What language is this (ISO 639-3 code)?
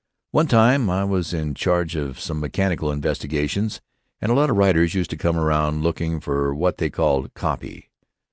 eng